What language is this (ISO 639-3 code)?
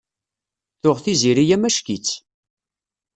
kab